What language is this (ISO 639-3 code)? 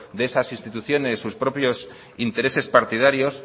spa